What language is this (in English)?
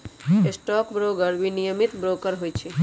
Magahi